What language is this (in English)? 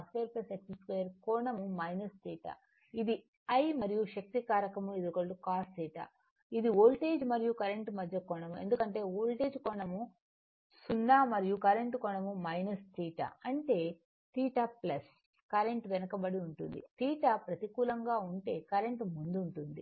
Telugu